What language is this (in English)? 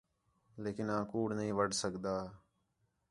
Khetrani